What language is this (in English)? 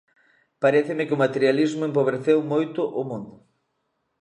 Galician